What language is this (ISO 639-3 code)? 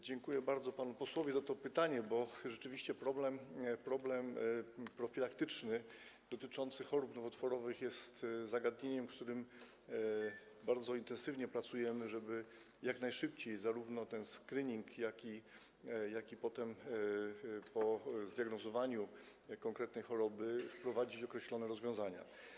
pol